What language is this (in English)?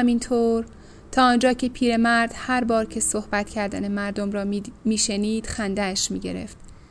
Persian